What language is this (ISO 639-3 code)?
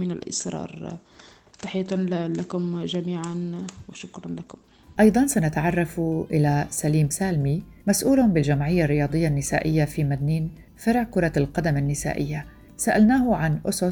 ara